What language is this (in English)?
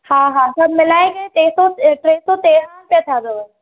Sindhi